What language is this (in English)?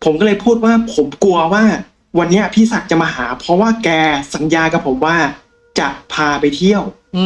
Thai